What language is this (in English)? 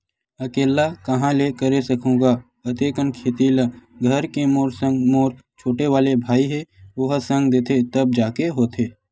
Chhattisgarhi